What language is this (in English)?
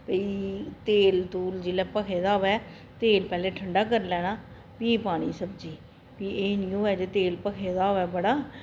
Dogri